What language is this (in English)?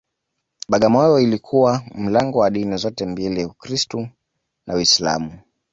Swahili